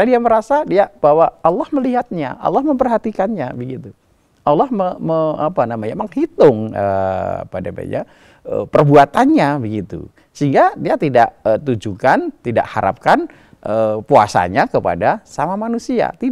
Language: Indonesian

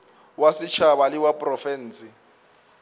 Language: Northern Sotho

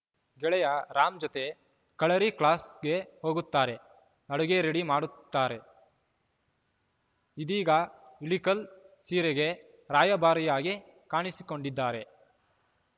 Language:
Kannada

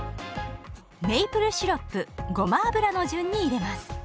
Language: Japanese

